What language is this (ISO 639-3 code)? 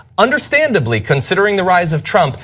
eng